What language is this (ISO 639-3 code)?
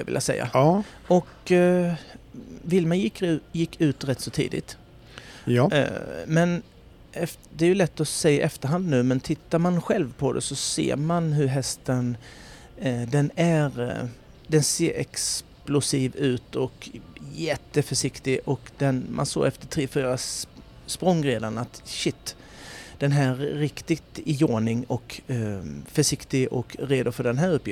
swe